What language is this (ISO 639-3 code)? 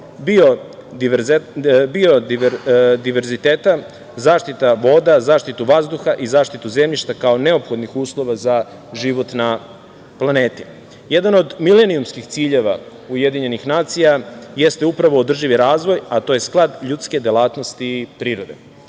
srp